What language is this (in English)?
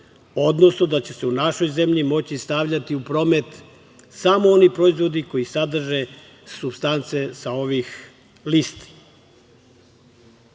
Serbian